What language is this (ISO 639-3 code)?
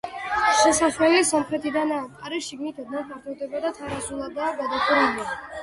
kat